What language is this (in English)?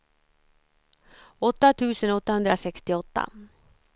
Swedish